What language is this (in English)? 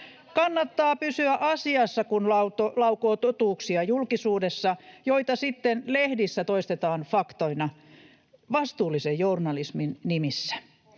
Finnish